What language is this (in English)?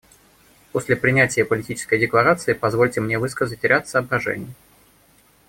Russian